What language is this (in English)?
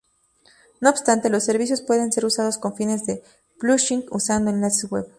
Spanish